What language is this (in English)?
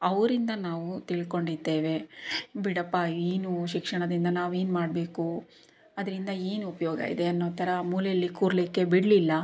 Kannada